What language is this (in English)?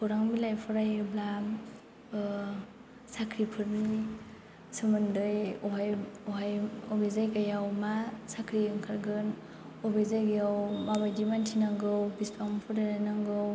Bodo